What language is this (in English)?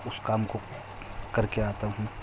Urdu